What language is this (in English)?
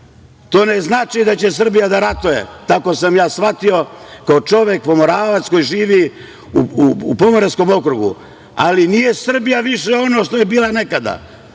Serbian